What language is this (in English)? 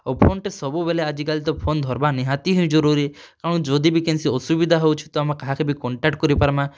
Odia